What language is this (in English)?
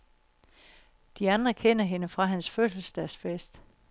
Danish